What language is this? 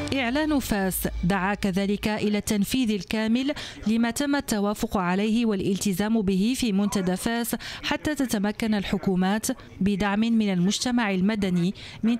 Arabic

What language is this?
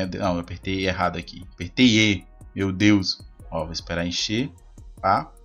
Portuguese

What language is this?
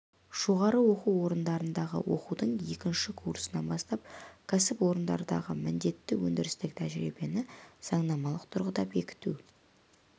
Kazakh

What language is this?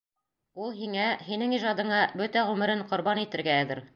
Bashkir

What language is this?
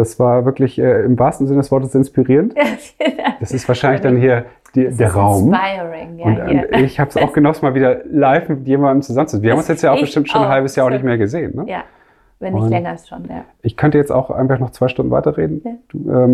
German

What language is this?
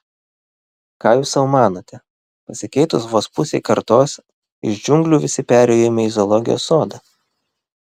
Lithuanian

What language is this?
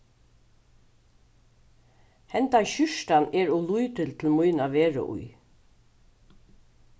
Faroese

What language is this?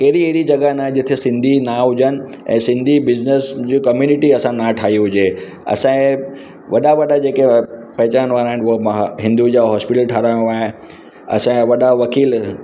Sindhi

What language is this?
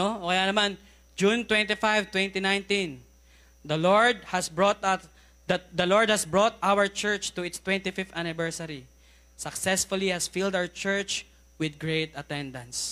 Filipino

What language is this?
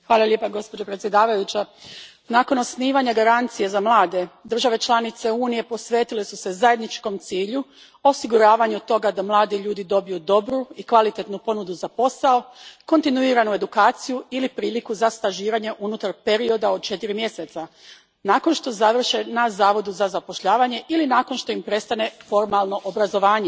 Croatian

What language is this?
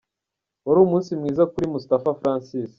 Kinyarwanda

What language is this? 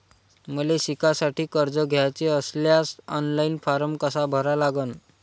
Marathi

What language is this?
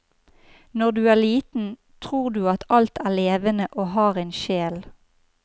Norwegian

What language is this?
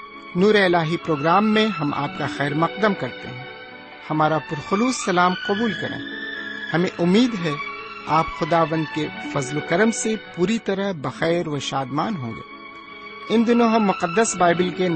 Urdu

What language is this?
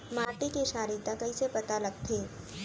Chhattisgarhi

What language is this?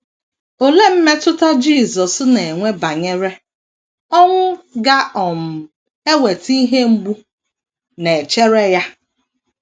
Igbo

